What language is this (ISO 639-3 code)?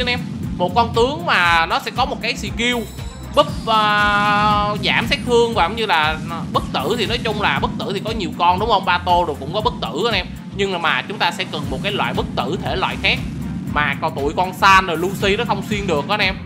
vie